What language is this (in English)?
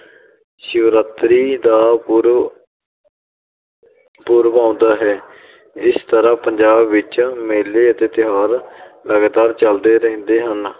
Punjabi